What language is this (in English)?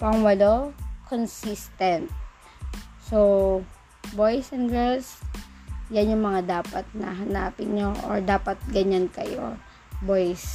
Filipino